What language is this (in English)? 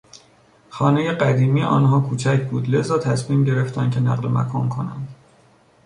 Persian